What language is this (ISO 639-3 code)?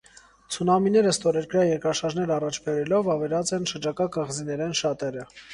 hye